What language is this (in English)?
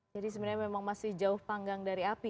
Indonesian